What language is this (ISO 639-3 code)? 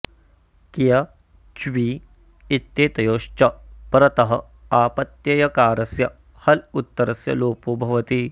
san